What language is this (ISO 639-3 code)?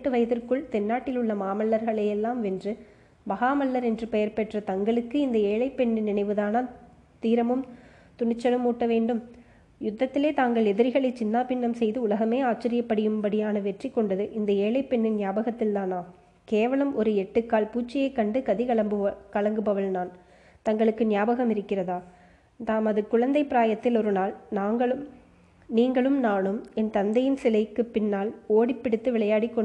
tam